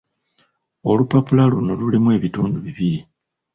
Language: Ganda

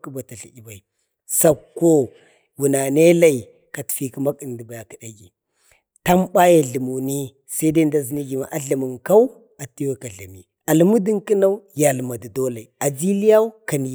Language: Bade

